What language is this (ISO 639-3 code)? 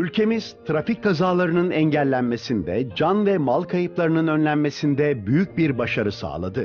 tur